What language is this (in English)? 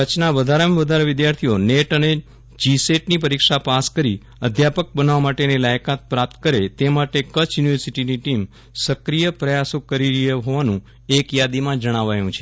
Gujarati